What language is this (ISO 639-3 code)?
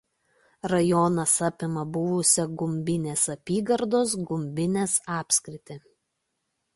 lit